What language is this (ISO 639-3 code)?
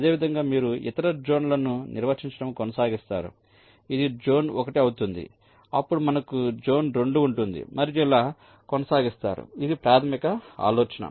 tel